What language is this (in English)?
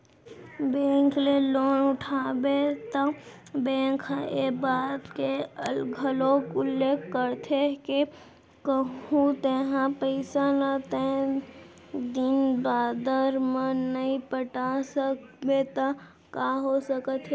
Chhattisgarhi